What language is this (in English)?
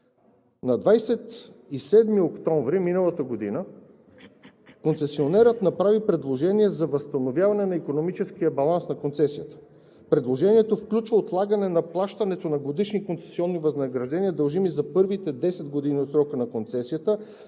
Bulgarian